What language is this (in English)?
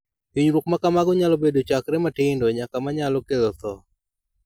Luo (Kenya and Tanzania)